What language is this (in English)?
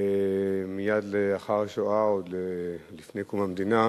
Hebrew